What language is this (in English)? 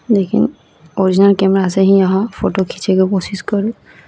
Maithili